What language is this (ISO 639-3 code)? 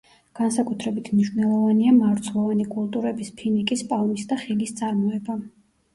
kat